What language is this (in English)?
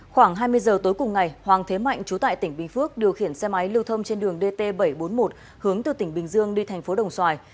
Vietnamese